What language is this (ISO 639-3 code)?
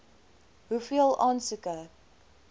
afr